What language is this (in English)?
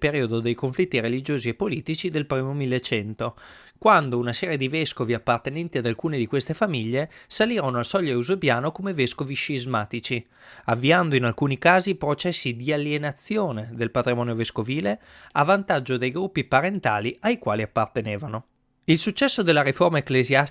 Italian